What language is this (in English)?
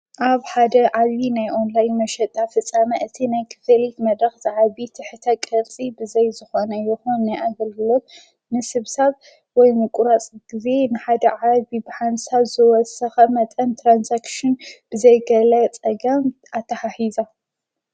Tigrinya